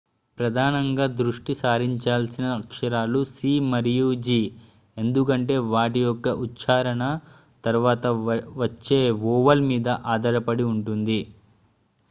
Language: Telugu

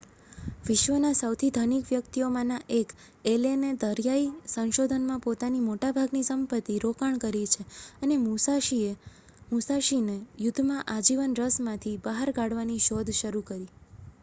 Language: Gujarati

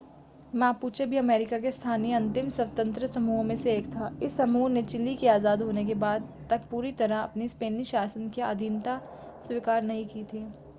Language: Hindi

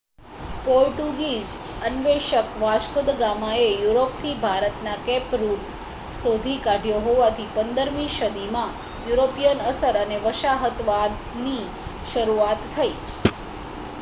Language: Gujarati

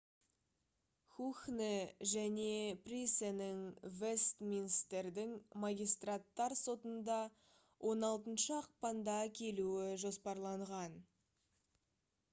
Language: Kazakh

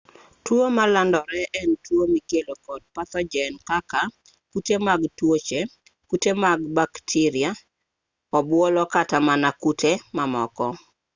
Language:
Luo (Kenya and Tanzania)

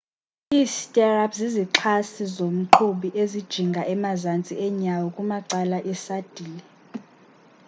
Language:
Xhosa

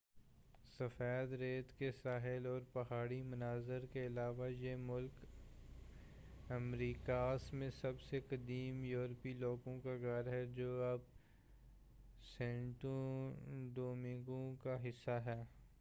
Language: Urdu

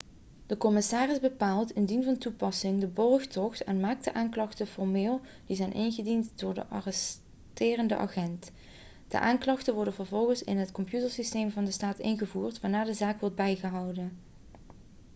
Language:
Dutch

